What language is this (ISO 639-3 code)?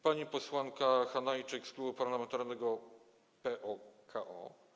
pol